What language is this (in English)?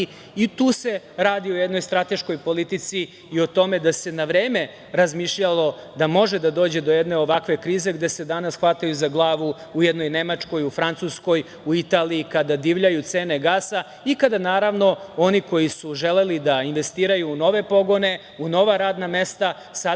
Serbian